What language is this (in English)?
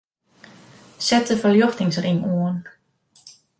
Western Frisian